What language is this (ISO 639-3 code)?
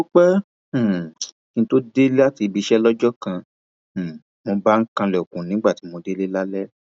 yor